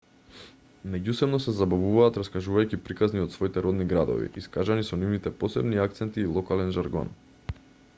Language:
Macedonian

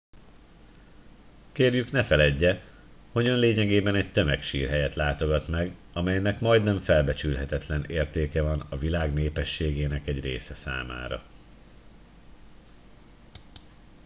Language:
Hungarian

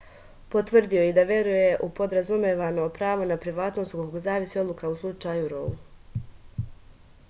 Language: Serbian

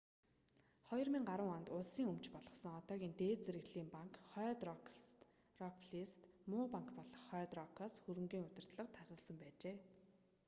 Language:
Mongolian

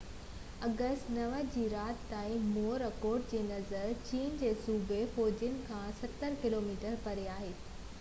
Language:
Sindhi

